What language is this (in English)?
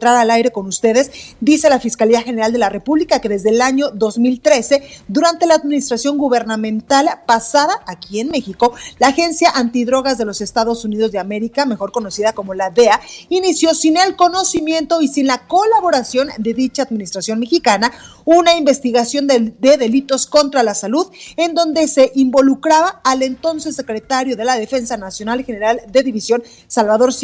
Spanish